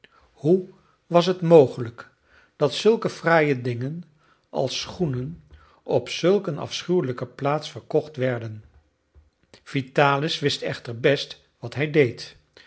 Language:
Dutch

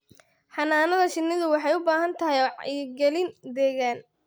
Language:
Somali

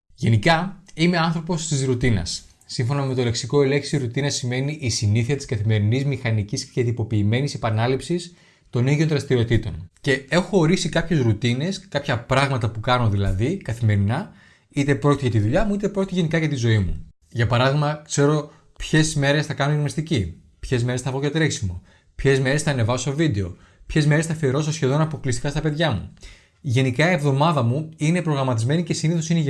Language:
Greek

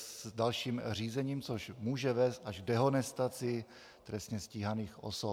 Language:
Czech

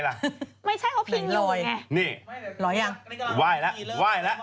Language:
Thai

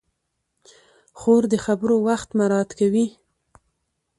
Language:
Pashto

